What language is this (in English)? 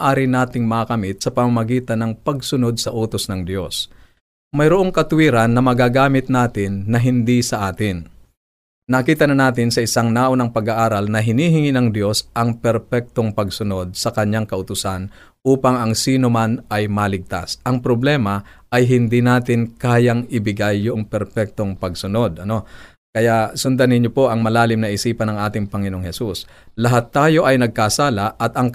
Filipino